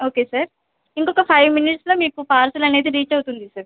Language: Telugu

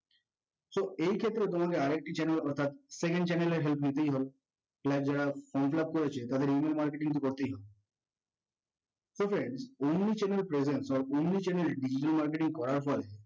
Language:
Bangla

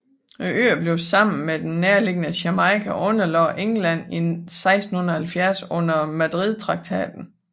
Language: Danish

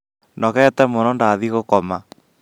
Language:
Kikuyu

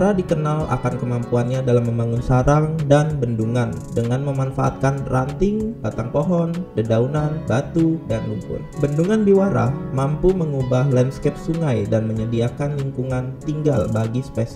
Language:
Indonesian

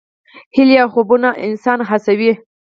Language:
Pashto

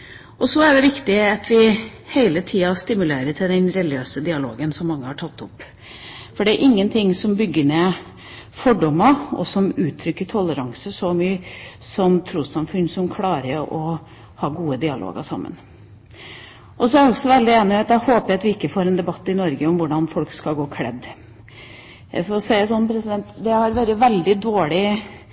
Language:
Norwegian Bokmål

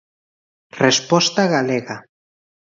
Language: Galician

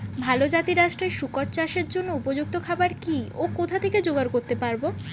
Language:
Bangla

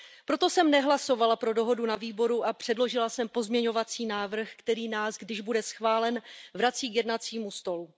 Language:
Czech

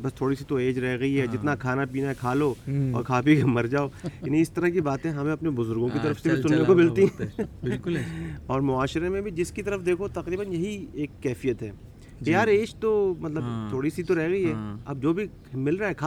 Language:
Urdu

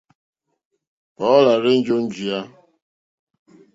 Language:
Mokpwe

